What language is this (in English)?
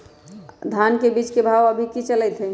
Magahi